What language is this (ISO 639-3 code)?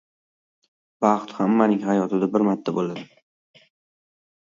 uzb